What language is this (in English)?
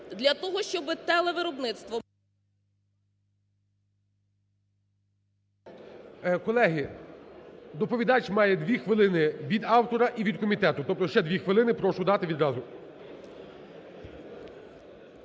Ukrainian